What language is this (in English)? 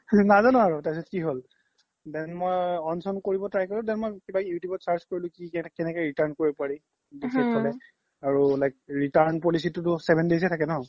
Assamese